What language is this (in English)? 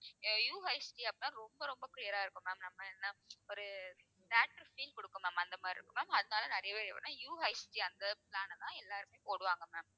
Tamil